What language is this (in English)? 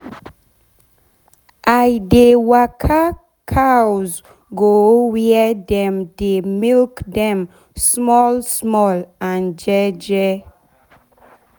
Nigerian Pidgin